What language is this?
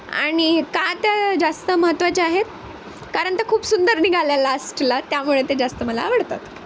Marathi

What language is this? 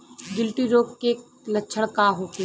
Bhojpuri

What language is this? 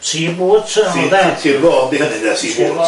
Welsh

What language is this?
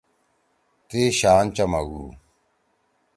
Torwali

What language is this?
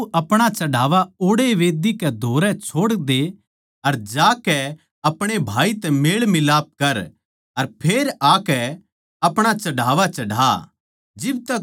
Haryanvi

